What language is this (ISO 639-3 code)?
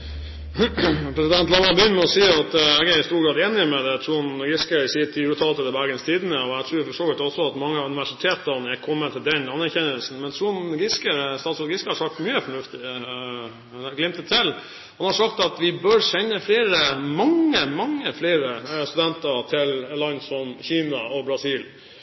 nor